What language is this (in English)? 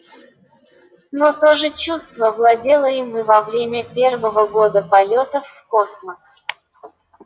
Russian